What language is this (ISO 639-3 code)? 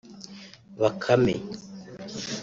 kin